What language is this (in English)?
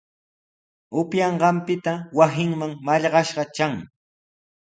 Sihuas Ancash Quechua